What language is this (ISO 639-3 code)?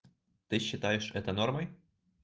rus